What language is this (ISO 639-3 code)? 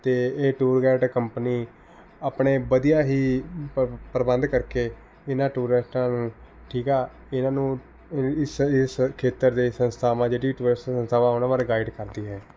pan